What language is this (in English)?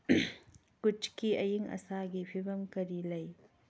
Manipuri